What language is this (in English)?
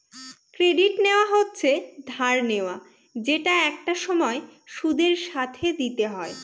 Bangla